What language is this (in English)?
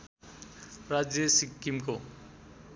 Nepali